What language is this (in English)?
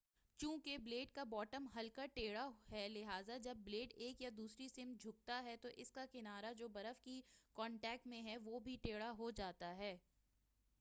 Urdu